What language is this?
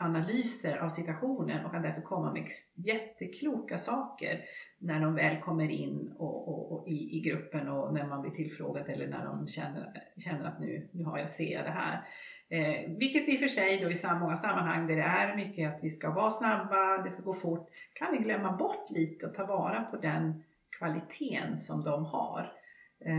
Swedish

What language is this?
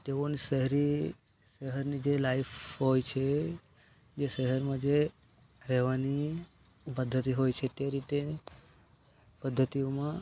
Gujarati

